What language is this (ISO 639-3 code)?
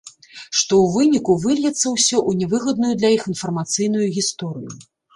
bel